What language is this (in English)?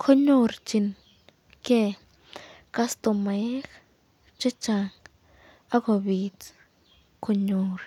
Kalenjin